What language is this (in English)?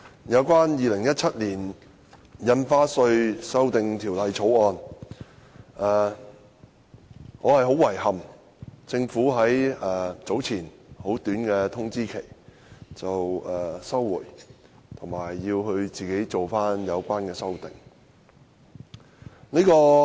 Cantonese